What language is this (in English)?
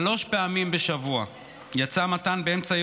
Hebrew